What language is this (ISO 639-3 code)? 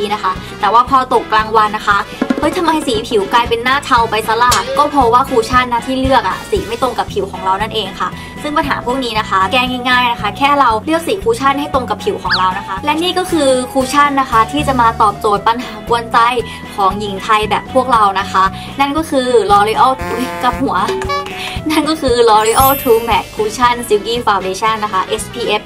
tha